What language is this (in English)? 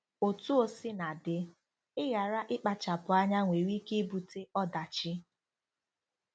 Igbo